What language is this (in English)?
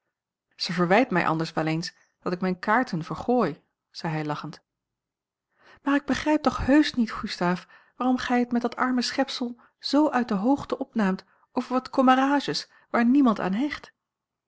Dutch